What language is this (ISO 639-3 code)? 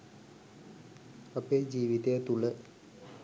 sin